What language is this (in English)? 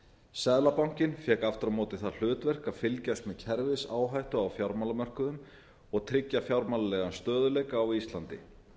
Icelandic